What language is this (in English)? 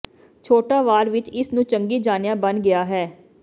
Punjabi